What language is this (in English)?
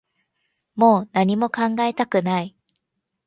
Japanese